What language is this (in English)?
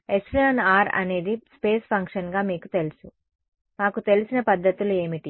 Telugu